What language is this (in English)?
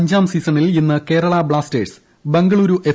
Malayalam